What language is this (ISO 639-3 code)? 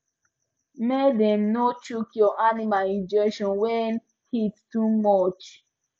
pcm